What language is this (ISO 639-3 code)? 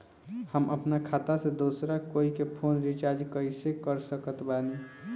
bho